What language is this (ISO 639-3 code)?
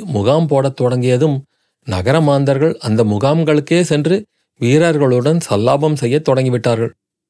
tam